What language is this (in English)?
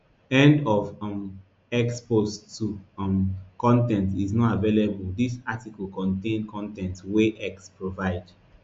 Nigerian Pidgin